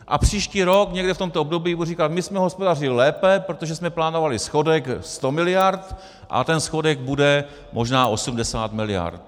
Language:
Czech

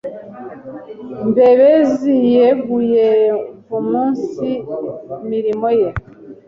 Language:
Kinyarwanda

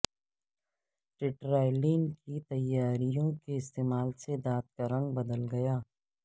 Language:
Urdu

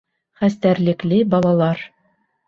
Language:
Bashkir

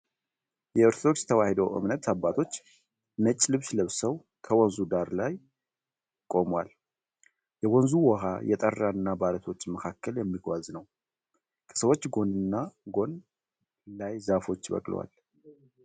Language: Amharic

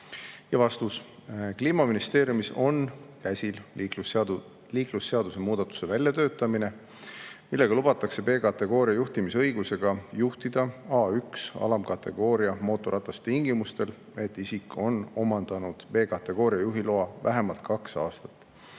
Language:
Estonian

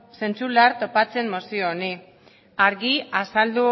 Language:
Basque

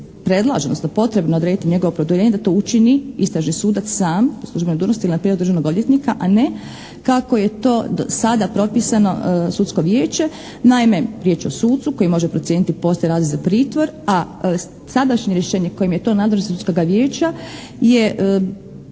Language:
Croatian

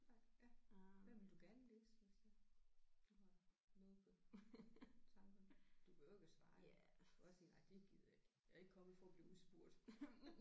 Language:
Danish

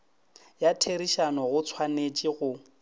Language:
Northern Sotho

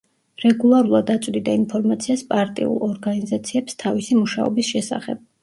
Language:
Georgian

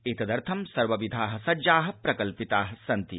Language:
Sanskrit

